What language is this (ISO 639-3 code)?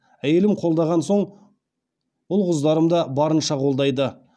kaz